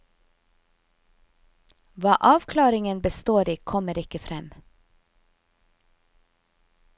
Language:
Norwegian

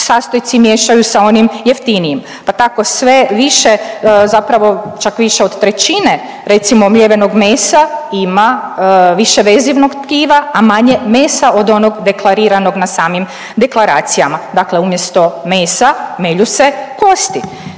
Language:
Croatian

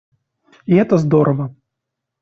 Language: Russian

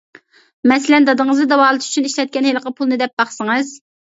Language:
Uyghur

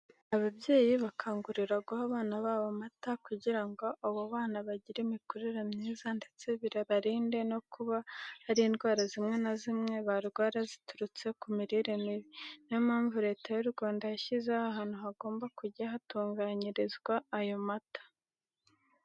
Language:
Kinyarwanda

